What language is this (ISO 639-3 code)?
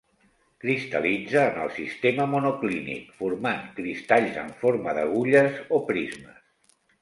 cat